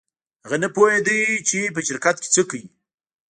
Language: Pashto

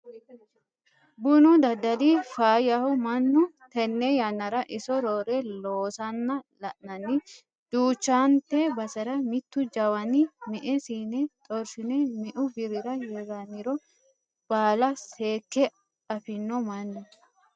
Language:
Sidamo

